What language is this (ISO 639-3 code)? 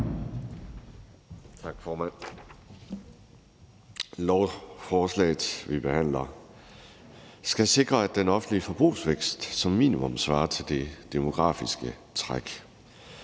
dan